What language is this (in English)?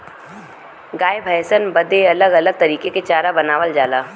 Bhojpuri